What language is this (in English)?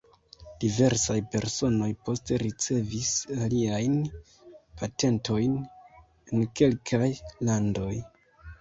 Esperanto